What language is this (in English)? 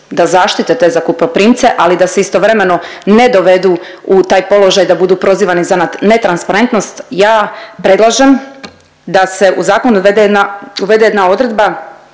Croatian